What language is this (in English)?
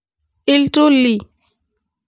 Masai